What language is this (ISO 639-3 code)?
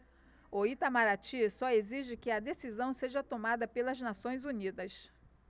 por